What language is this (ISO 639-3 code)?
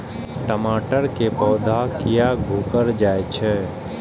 mai